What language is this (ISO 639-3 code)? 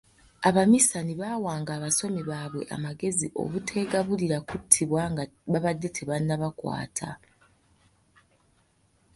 lug